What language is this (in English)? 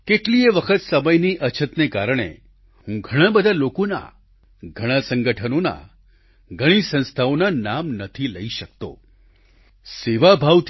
Gujarati